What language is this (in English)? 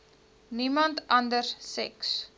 Afrikaans